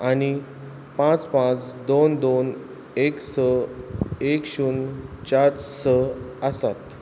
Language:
Konkani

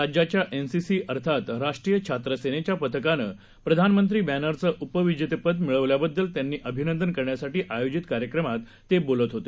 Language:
Marathi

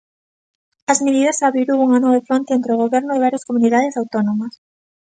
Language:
Galician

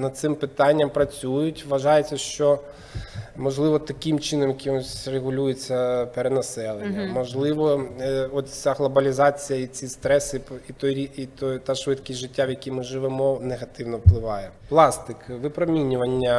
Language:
Ukrainian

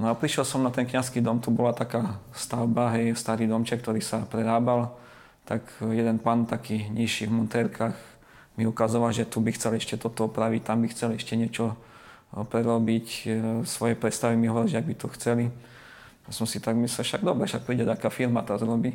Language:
Slovak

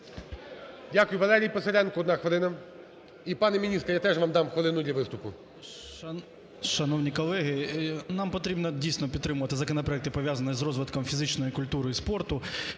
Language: Ukrainian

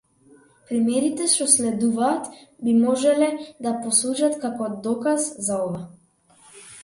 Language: Macedonian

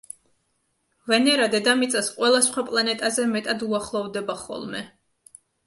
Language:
Georgian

